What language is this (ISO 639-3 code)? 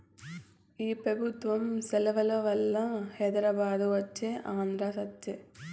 tel